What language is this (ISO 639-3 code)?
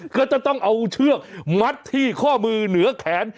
tha